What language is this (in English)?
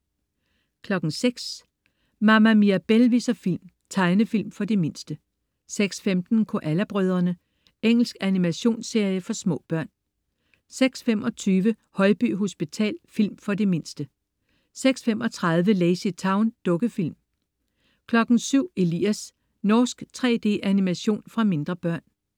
Danish